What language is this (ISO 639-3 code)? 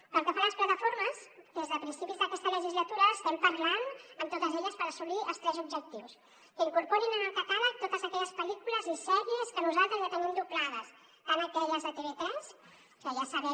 cat